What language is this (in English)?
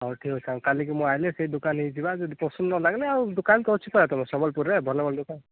Odia